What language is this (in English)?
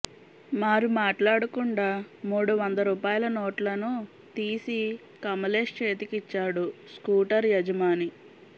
Telugu